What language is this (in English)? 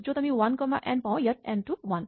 Assamese